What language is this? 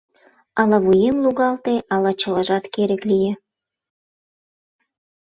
Mari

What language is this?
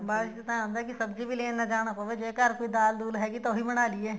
Punjabi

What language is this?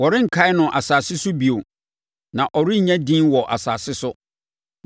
Akan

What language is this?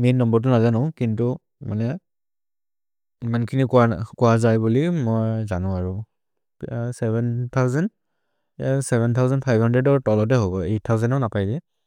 Maria (India)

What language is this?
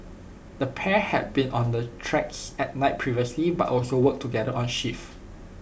English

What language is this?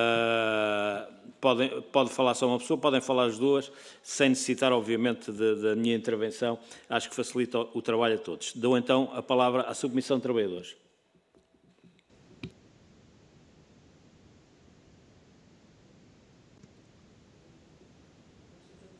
Portuguese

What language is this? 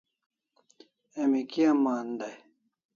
Kalasha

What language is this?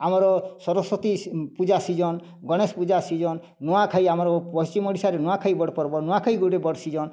Odia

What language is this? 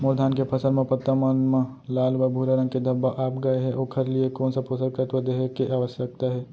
Chhattisgarhi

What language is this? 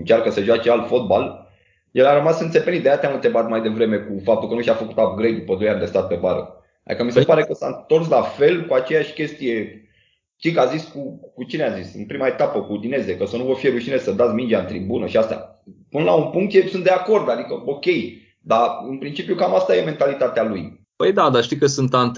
Romanian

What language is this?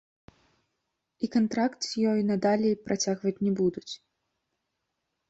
Belarusian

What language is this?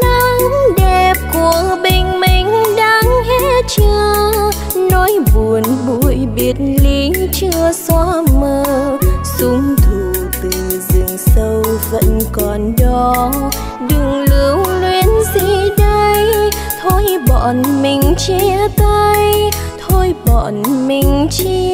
Vietnamese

